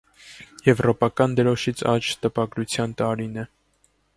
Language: Armenian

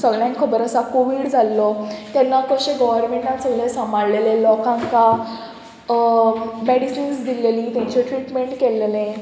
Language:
Konkani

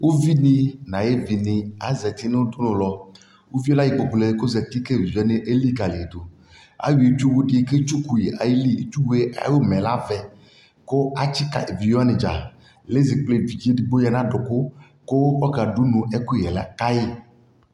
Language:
Ikposo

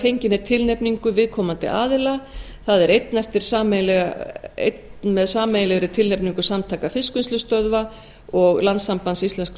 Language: Icelandic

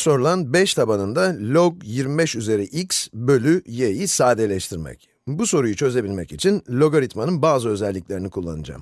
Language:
Turkish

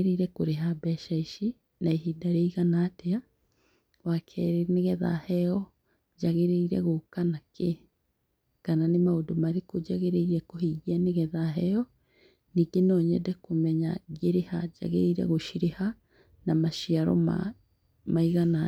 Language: Kikuyu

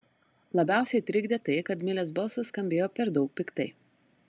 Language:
Lithuanian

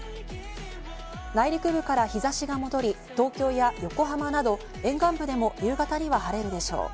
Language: Japanese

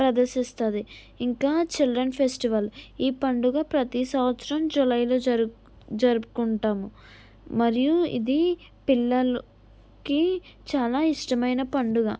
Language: Telugu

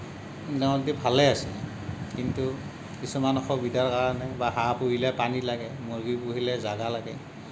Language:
Assamese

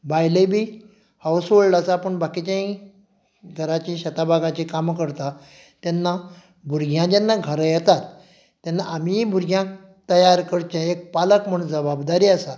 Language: Konkani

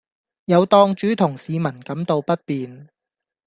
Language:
Cantonese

